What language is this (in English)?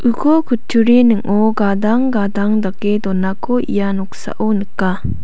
Garo